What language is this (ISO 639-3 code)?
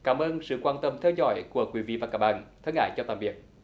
vie